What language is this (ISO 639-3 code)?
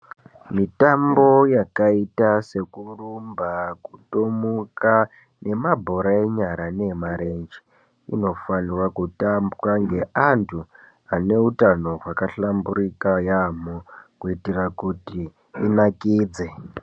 ndc